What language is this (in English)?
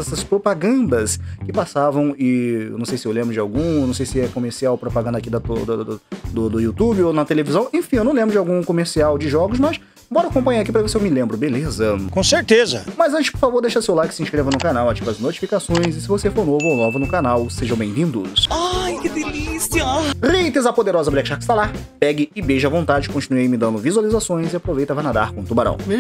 Portuguese